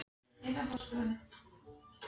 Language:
Icelandic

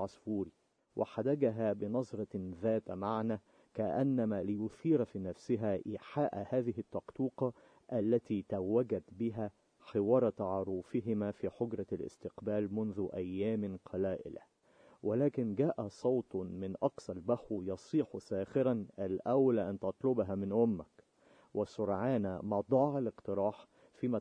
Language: Arabic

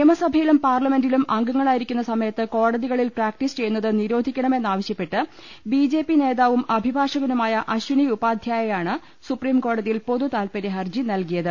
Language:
Malayalam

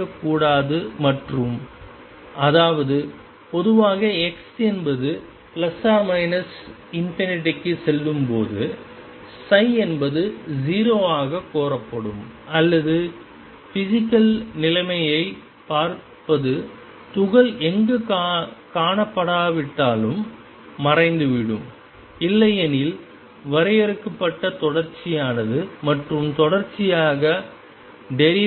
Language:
Tamil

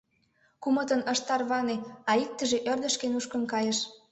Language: Mari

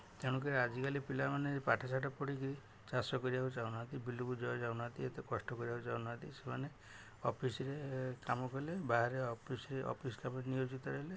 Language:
Odia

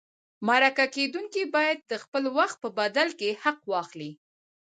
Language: Pashto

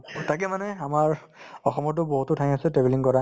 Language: Assamese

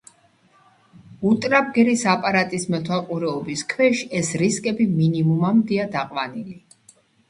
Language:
Georgian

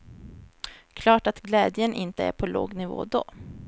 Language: Swedish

